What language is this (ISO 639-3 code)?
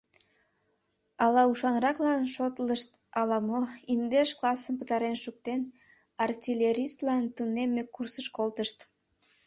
chm